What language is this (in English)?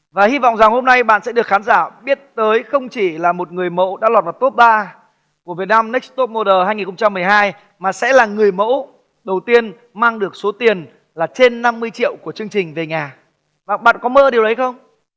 Vietnamese